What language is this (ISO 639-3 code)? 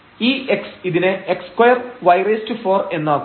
mal